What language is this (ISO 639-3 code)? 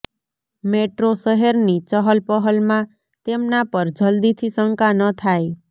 guj